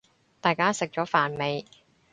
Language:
Cantonese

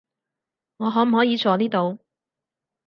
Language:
Cantonese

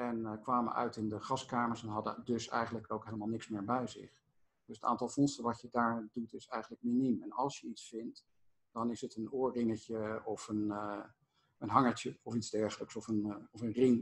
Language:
Dutch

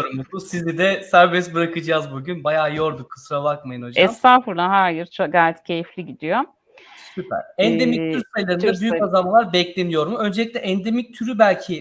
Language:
Turkish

